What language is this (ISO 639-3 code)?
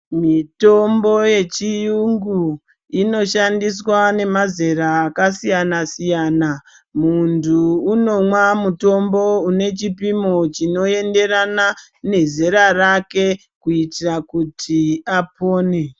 ndc